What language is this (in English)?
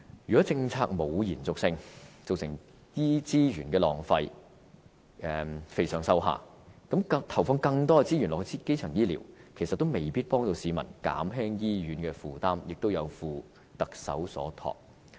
Cantonese